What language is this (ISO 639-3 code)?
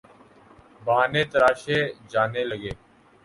urd